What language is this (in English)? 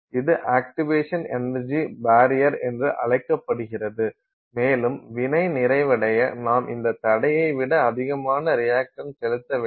Tamil